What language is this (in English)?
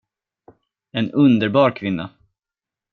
Swedish